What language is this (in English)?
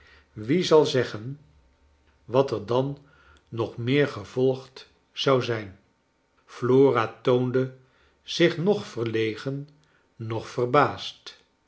Dutch